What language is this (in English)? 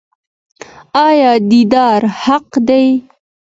Pashto